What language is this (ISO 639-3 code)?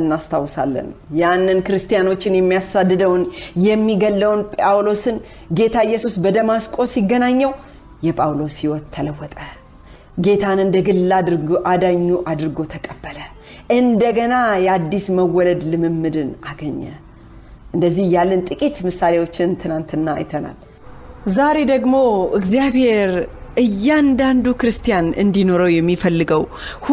amh